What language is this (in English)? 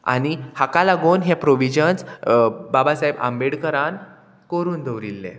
Konkani